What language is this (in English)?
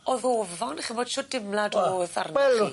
Welsh